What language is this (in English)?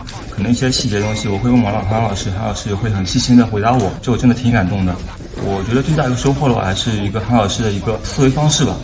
Chinese